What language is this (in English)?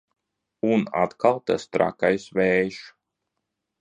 Latvian